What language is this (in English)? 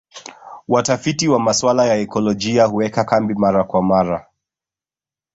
Swahili